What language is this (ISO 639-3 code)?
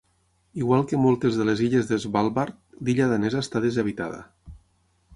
cat